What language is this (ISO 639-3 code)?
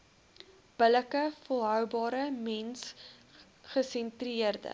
afr